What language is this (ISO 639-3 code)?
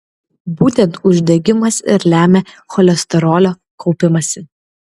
lit